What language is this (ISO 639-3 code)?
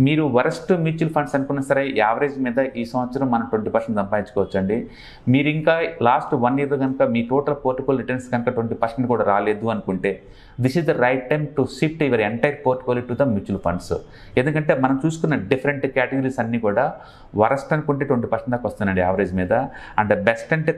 tel